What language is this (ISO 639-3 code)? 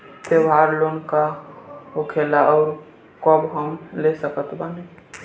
bho